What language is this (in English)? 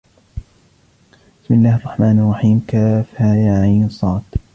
Arabic